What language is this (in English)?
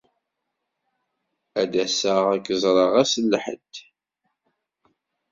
Kabyle